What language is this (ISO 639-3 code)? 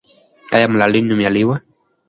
pus